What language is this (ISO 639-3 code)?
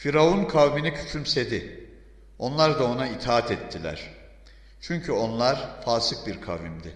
tur